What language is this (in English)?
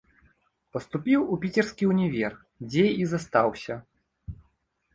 Belarusian